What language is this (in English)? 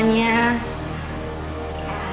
Indonesian